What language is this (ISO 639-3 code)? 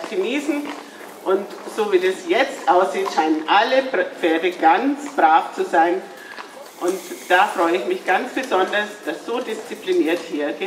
deu